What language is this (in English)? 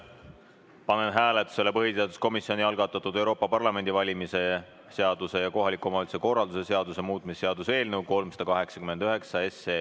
Estonian